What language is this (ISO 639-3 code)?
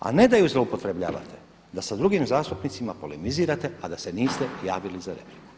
hrv